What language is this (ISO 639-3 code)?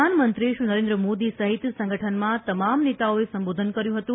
guj